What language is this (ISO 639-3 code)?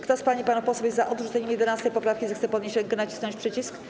pol